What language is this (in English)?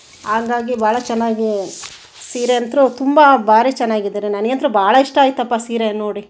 Kannada